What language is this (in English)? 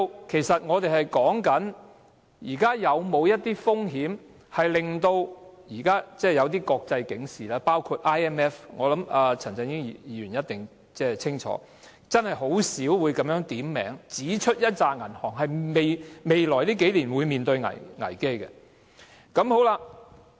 Cantonese